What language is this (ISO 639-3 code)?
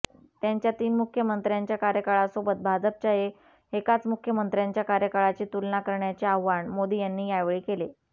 mar